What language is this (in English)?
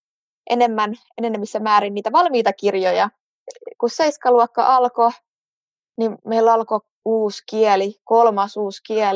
Finnish